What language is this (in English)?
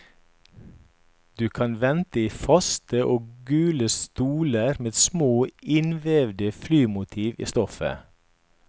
Norwegian